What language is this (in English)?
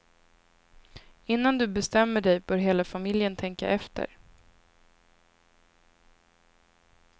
Swedish